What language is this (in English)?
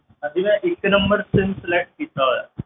Punjabi